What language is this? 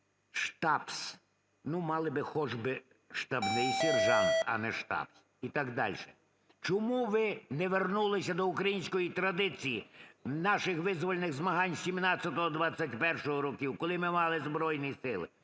Ukrainian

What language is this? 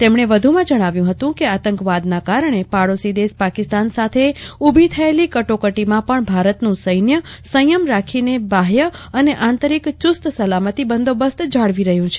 Gujarati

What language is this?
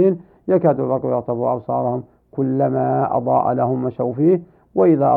Arabic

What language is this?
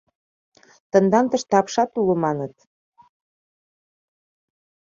Mari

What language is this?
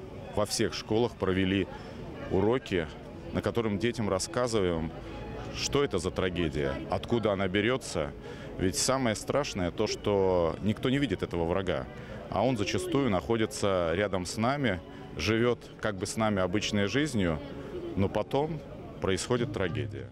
Russian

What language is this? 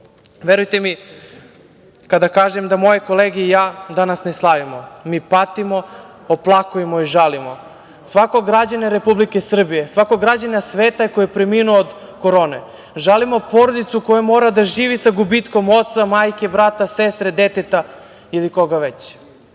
Serbian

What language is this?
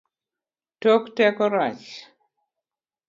Luo (Kenya and Tanzania)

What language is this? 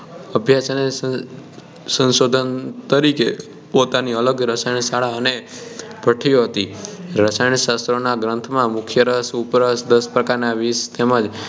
Gujarati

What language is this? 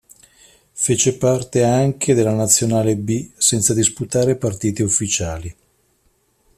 Italian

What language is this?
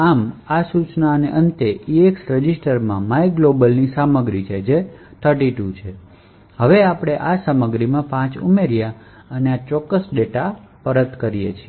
Gujarati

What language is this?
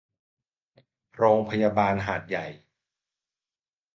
Thai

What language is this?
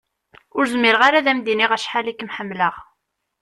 Kabyle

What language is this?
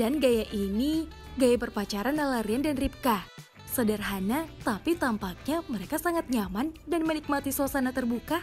Indonesian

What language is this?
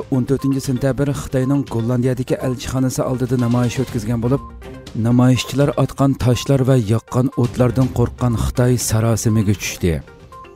Turkish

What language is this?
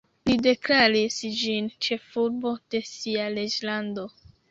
Esperanto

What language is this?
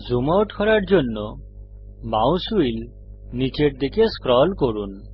Bangla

